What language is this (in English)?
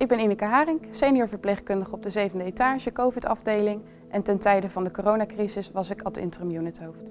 Dutch